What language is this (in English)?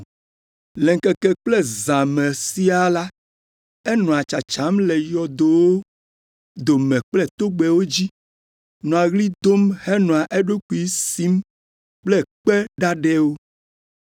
Ewe